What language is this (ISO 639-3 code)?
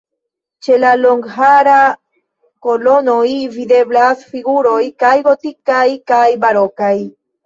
epo